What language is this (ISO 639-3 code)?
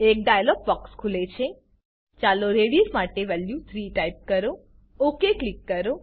guj